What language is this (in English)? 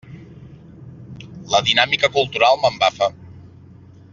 Catalan